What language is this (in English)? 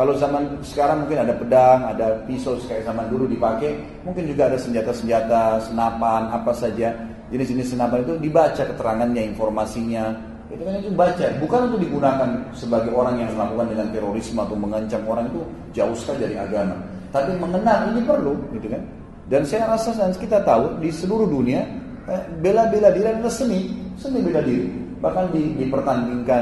Indonesian